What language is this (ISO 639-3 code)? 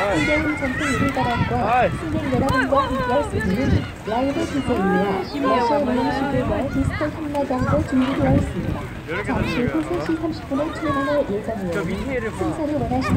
kor